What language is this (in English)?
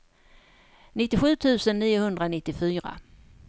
Swedish